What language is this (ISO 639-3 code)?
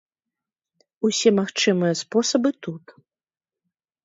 bel